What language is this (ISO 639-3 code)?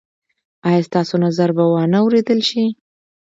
pus